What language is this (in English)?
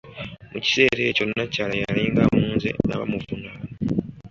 Ganda